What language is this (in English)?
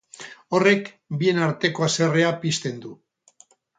Basque